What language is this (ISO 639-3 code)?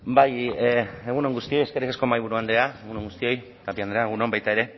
eus